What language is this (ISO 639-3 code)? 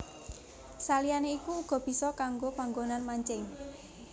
jav